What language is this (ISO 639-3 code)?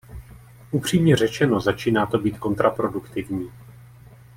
ces